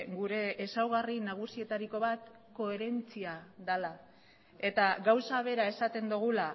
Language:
Basque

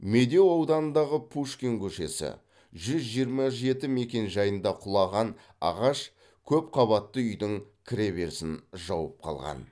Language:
Kazakh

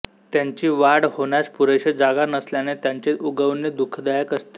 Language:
Marathi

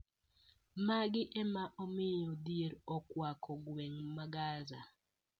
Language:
Luo (Kenya and Tanzania)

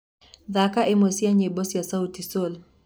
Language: Kikuyu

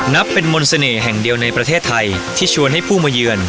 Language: Thai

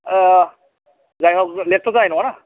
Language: Bodo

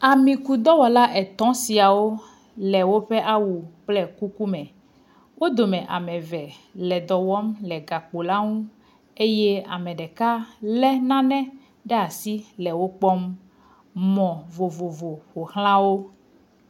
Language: Ewe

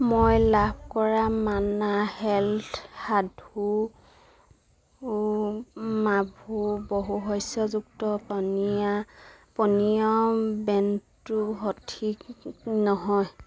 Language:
Assamese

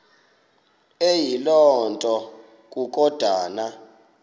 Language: Xhosa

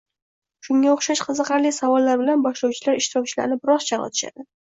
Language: Uzbek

